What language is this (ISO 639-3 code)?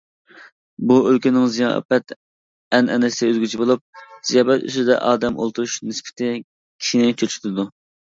uig